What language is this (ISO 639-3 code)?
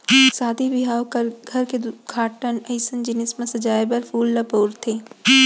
hne